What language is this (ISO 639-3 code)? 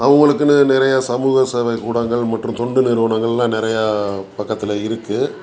tam